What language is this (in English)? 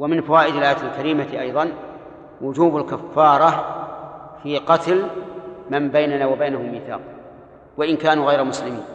Arabic